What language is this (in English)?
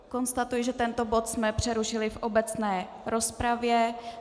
Czech